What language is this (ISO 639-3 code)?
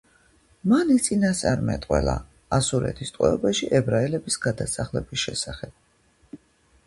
kat